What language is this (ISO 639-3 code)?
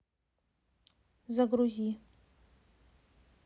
rus